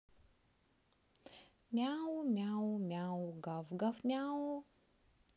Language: Russian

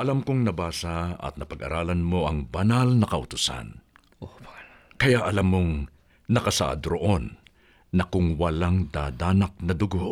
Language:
Filipino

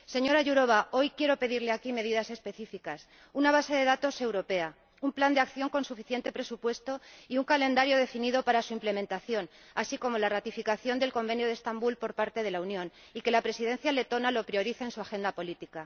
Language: Spanish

